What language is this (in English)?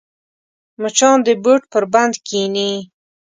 Pashto